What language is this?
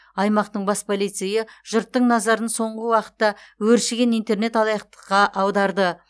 Kazakh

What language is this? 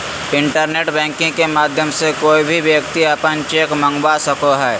Magahi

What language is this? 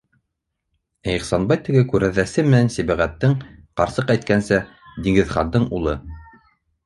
Bashkir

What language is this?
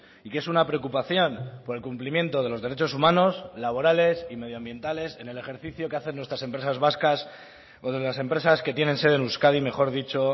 Spanish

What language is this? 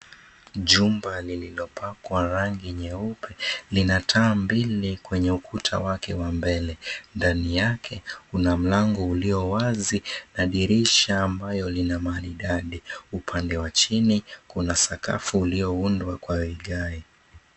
Swahili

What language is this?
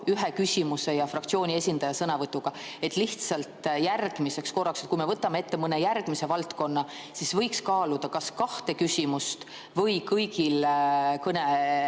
Estonian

